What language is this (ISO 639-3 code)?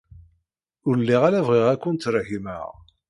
kab